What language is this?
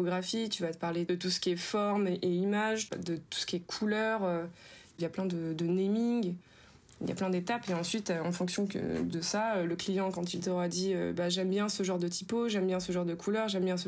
French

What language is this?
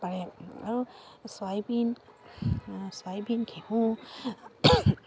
Assamese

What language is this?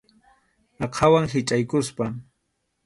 Arequipa-La Unión Quechua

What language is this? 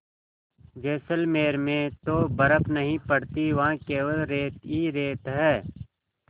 Hindi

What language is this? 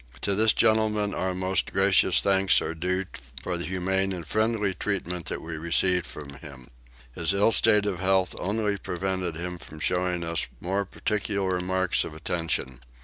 English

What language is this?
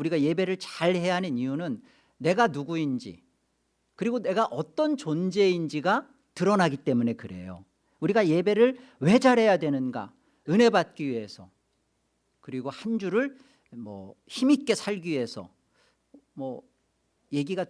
Korean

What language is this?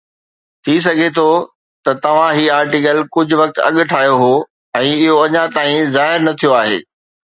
Sindhi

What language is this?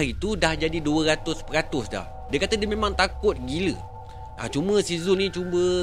Malay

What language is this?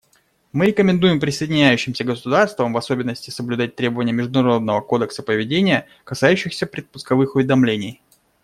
Russian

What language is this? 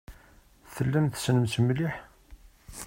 Kabyle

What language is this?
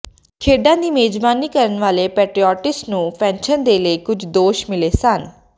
Punjabi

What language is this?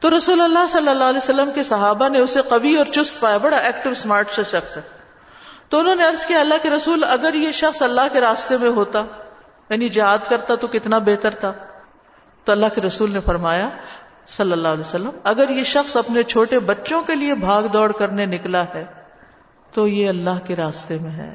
Urdu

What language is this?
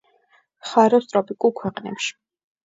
Georgian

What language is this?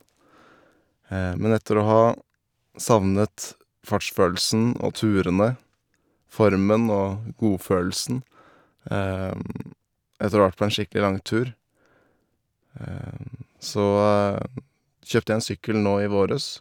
Norwegian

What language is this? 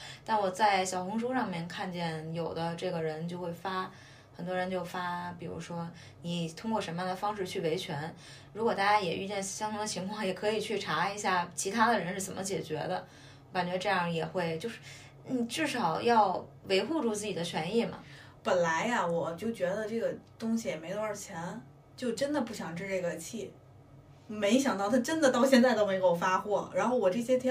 Chinese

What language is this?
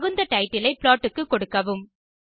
Tamil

